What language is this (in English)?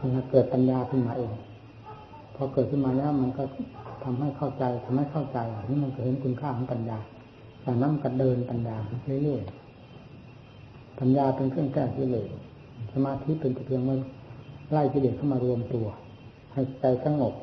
Thai